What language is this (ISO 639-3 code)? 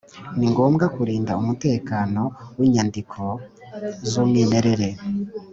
kin